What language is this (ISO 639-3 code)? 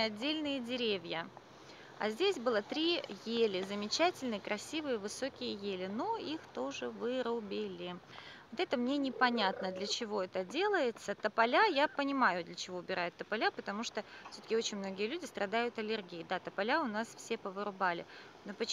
rus